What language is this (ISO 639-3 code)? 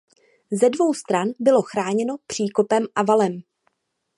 ces